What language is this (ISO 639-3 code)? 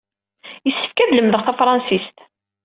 kab